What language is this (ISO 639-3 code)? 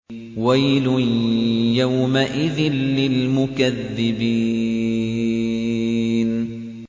ara